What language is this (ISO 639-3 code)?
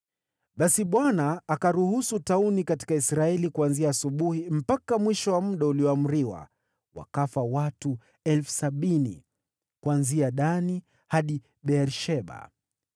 swa